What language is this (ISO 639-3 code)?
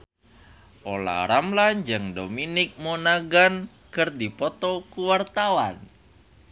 sun